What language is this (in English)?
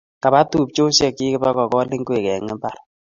Kalenjin